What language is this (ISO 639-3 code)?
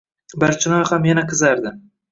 uzb